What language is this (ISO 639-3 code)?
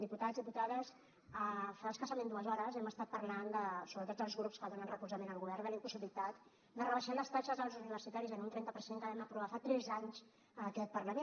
cat